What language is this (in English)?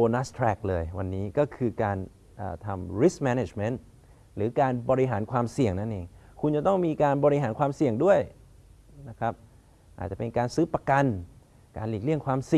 Thai